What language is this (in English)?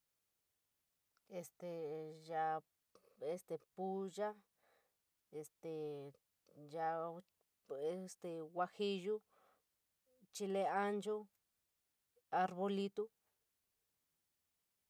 San Miguel El Grande Mixtec